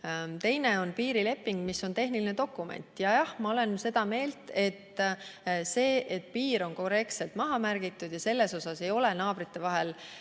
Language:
Estonian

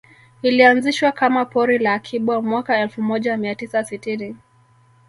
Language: Swahili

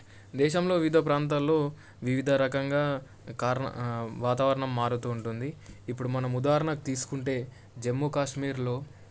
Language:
Telugu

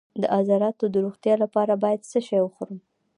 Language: Pashto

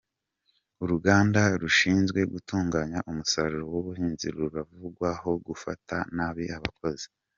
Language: Kinyarwanda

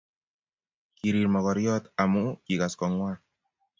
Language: Kalenjin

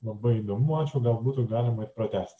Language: Lithuanian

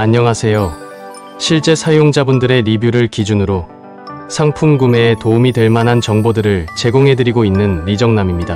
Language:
Korean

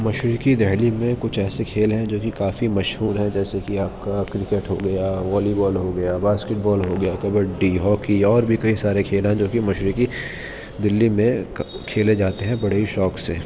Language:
Urdu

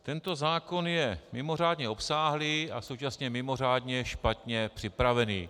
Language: Czech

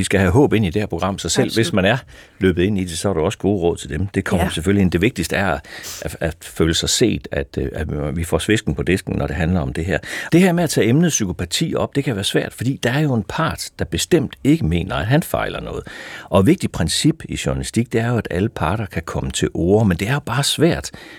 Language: Danish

